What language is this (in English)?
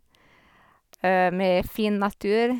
Norwegian